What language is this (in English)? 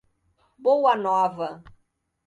Portuguese